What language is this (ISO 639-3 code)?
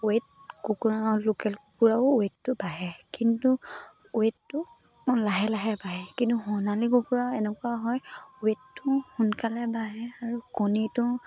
asm